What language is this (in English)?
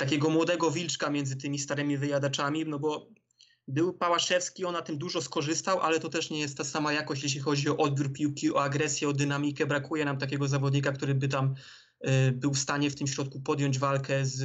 Polish